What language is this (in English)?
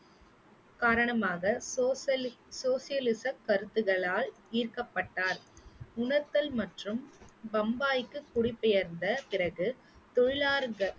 Tamil